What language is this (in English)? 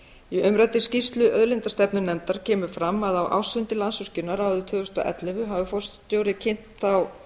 Icelandic